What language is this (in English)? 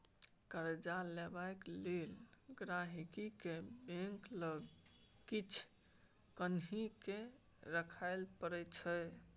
Maithili